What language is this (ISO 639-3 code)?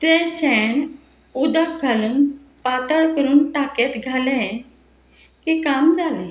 kok